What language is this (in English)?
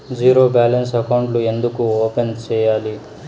Telugu